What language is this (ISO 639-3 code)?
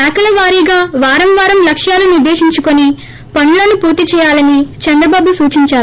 tel